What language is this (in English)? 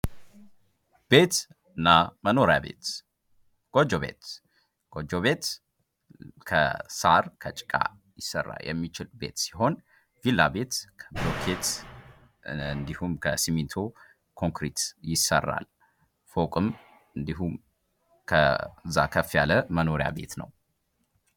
Amharic